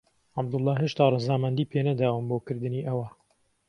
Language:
Central Kurdish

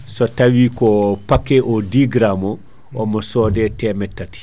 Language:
Fula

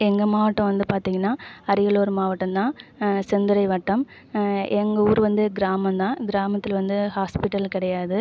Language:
Tamil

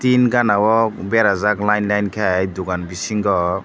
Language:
Kok Borok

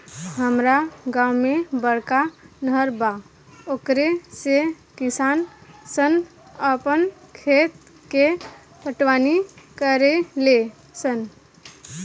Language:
Bhojpuri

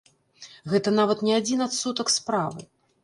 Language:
Belarusian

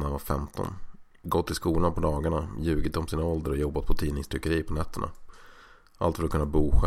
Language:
Swedish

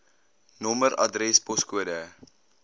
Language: Afrikaans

